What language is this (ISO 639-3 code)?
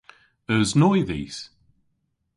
cor